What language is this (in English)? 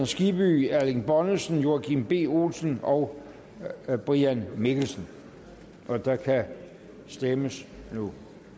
Danish